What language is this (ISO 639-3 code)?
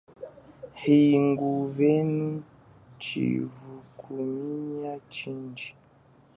cjk